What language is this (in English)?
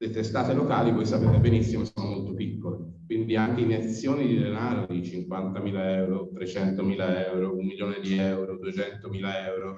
Italian